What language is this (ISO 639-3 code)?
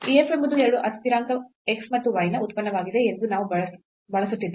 kan